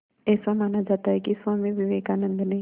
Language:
Hindi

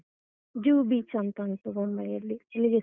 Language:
Kannada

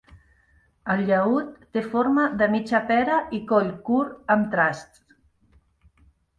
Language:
Catalan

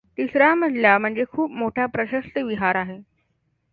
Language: Marathi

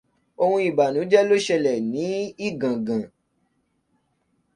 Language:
Yoruba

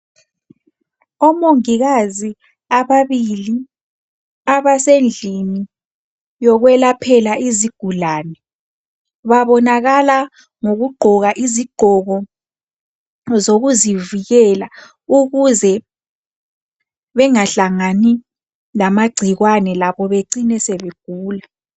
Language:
North Ndebele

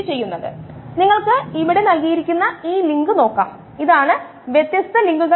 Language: Malayalam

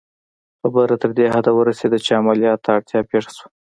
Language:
Pashto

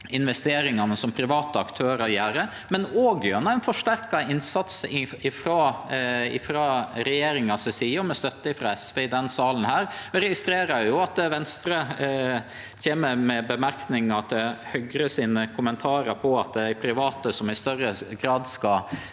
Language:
Norwegian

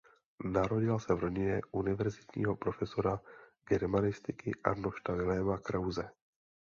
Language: Czech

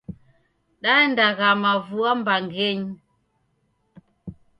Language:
Taita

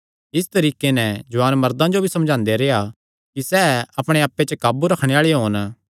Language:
Kangri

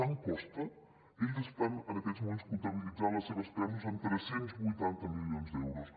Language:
Catalan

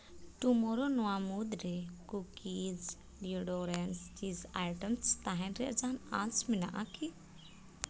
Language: Santali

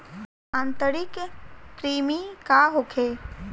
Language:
Bhojpuri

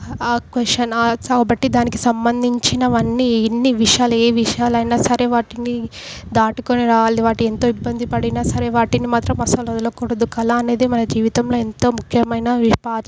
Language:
Telugu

